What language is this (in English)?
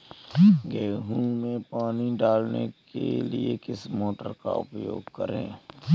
Hindi